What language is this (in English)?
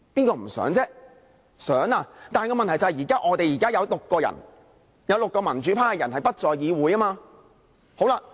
Cantonese